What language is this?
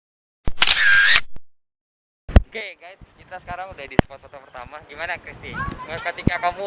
Indonesian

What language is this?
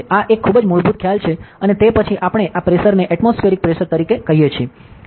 Gujarati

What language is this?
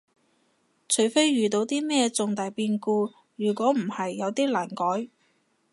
Cantonese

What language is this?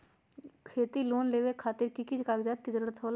Magahi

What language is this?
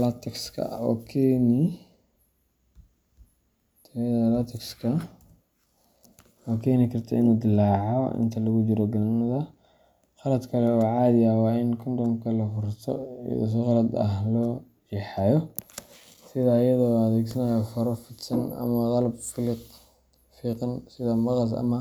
Somali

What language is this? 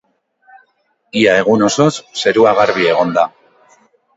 Basque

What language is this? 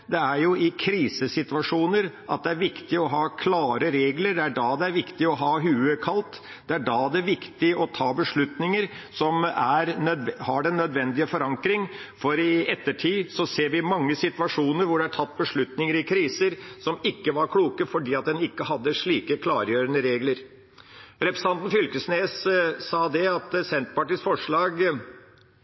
Norwegian Bokmål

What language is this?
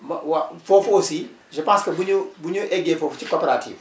Wolof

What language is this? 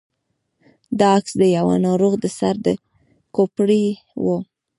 Pashto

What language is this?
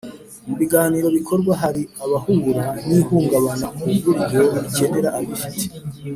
Kinyarwanda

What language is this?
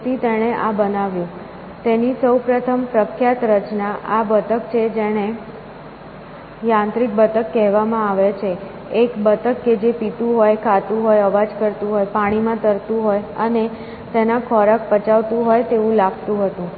Gujarati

